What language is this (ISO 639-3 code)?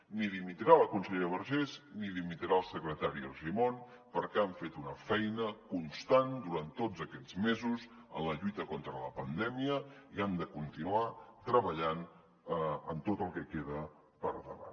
cat